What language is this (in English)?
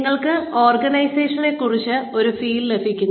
Malayalam